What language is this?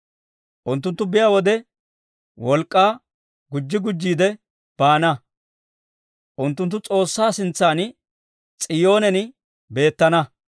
Dawro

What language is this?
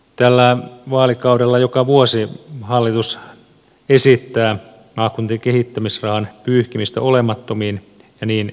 Finnish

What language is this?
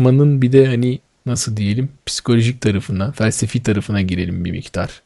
Turkish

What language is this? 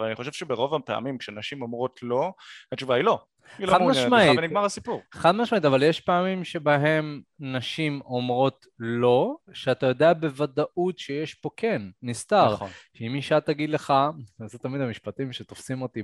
Hebrew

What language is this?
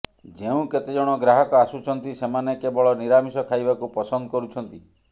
Odia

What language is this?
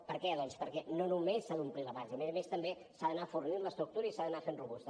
Catalan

